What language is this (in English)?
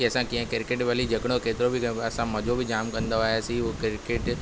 Sindhi